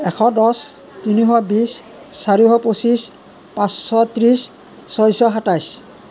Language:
Assamese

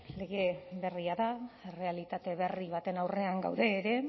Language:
Basque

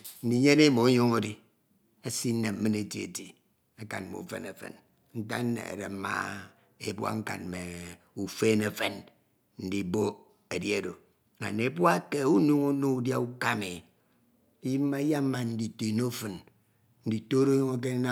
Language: Ito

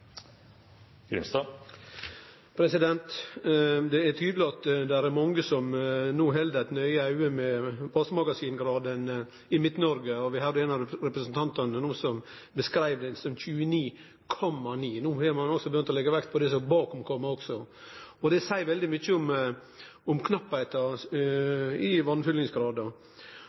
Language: Norwegian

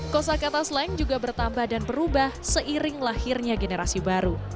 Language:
Indonesian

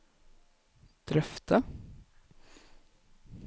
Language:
Norwegian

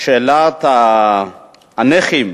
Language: Hebrew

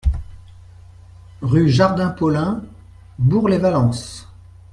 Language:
French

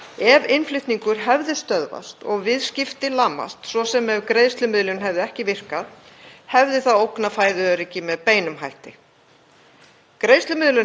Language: Icelandic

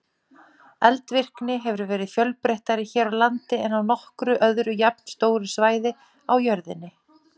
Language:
Icelandic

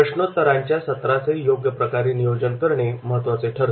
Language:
Marathi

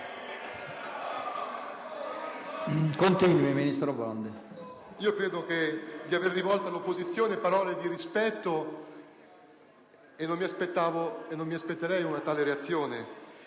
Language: Italian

